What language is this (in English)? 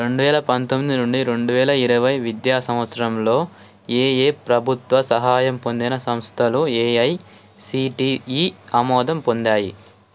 Telugu